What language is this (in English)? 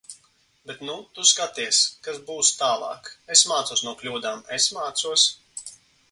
Latvian